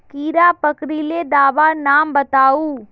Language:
Magahi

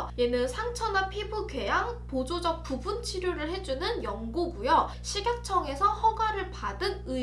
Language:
Korean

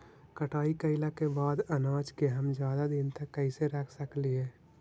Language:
Magahi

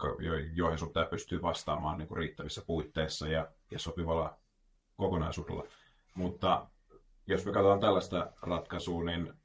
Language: Finnish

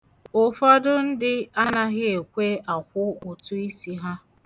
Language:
Igbo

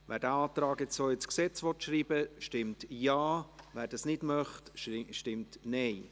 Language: Swiss German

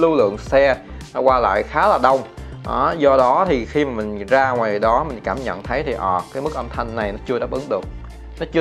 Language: Vietnamese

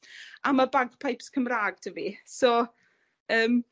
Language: Welsh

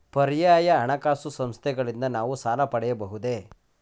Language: Kannada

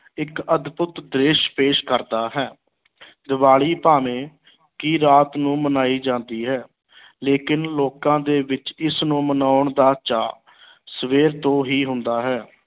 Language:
Punjabi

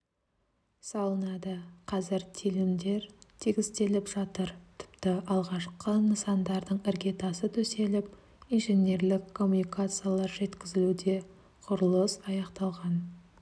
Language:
Kazakh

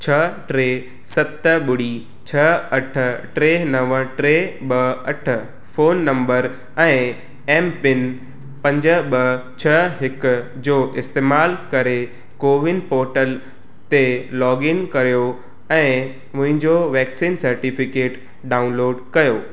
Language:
Sindhi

